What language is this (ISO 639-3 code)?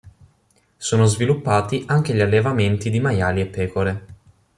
ita